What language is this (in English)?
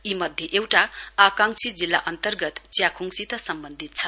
Nepali